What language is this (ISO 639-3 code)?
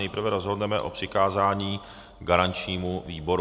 ces